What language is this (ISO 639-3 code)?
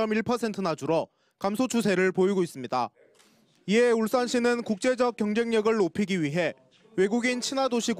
kor